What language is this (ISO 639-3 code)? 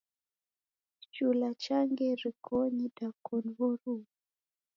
dav